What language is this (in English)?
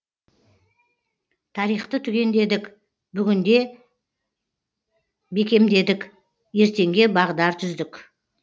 Kazakh